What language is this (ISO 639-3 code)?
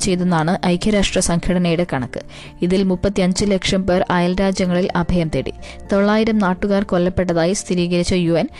mal